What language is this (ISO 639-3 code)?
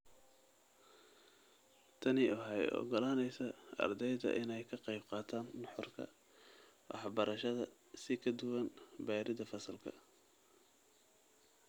som